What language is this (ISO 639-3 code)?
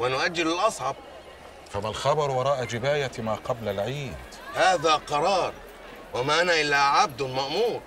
ara